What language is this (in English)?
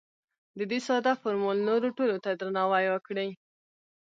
Pashto